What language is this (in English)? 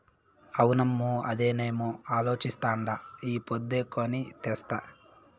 Telugu